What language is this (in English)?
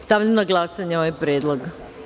Serbian